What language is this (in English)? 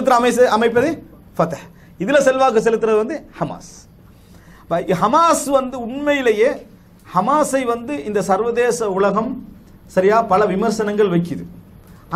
Arabic